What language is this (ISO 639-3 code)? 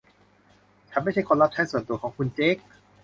tha